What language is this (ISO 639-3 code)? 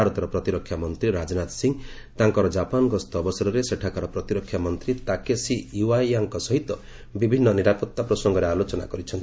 ori